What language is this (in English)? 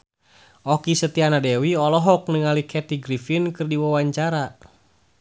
Sundanese